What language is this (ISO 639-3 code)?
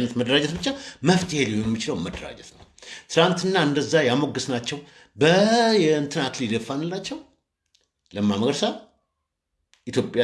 tur